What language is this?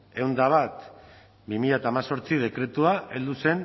Basque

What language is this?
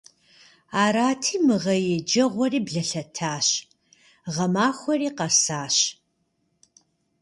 Kabardian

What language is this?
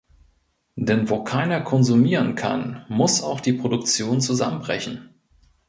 German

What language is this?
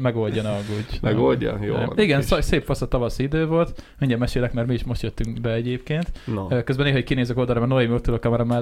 Hungarian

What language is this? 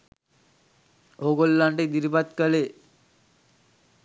Sinhala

